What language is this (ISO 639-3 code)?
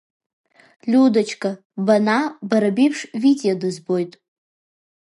abk